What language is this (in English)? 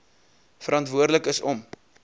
Afrikaans